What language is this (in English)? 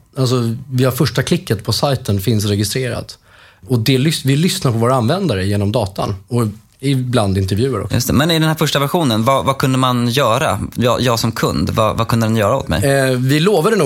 Swedish